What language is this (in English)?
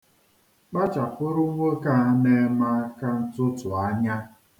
Igbo